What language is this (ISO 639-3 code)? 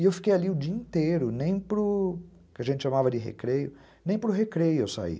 por